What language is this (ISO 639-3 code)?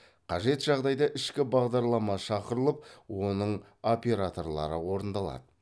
kaz